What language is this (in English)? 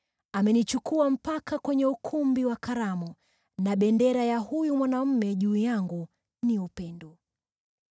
Swahili